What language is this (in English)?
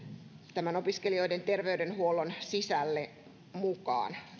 Finnish